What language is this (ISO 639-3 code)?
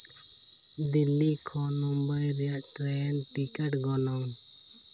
sat